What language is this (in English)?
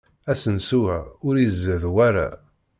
Kabyle